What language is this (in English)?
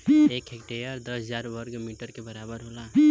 Bhojpuri